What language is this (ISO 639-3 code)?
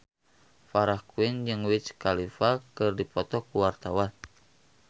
sun